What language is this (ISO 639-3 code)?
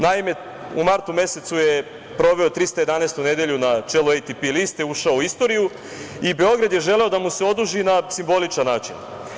srp